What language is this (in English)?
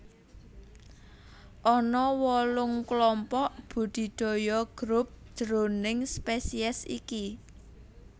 Javanese